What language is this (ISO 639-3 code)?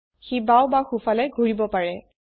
asm